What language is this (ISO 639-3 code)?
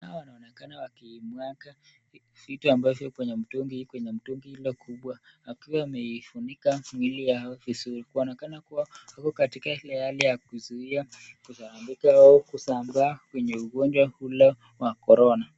swa